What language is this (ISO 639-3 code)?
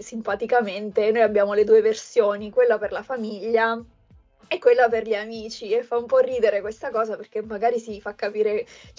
ita